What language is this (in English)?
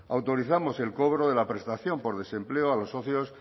Spanish